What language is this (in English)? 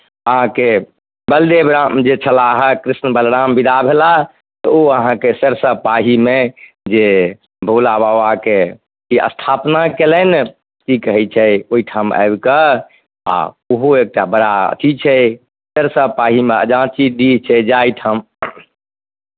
Maithili